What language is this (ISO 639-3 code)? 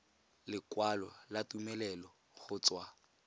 tsn